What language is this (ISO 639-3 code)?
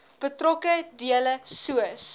afr